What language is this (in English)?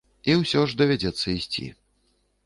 Belarusian